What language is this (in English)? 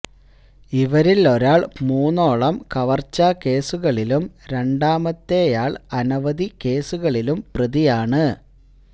Malayalam